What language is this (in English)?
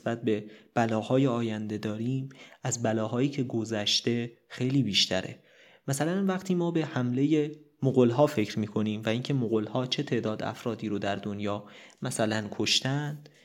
Persian